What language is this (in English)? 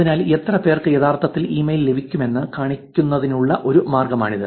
Malayalam